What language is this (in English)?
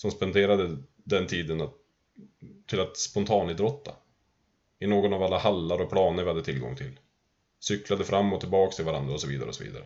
Swedish